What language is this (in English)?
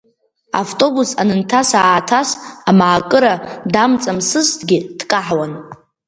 Abkhazian